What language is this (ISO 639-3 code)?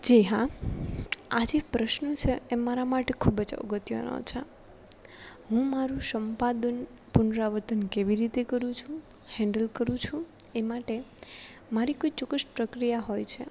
guj